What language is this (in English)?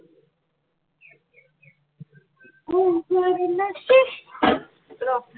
Assamese